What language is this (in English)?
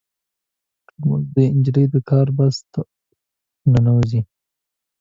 Pashto